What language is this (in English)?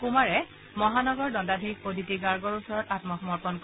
Assamese